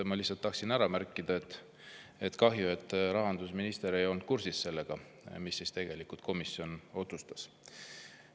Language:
Estonian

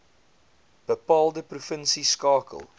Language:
Afrikaans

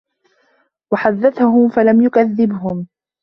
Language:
Arabic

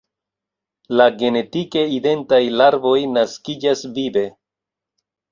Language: Esperanto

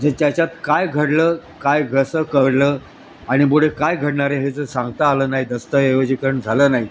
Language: Marathi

